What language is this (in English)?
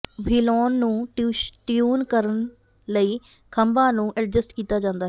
Punjabi